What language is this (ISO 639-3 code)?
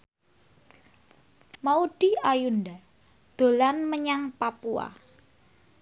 jav